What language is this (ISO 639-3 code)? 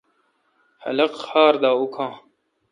xka